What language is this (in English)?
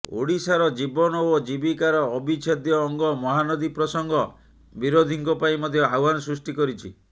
Odia